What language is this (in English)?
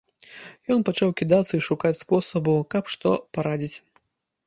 Belarusian